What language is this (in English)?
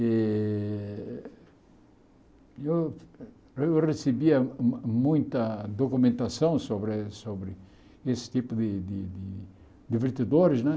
Portuguese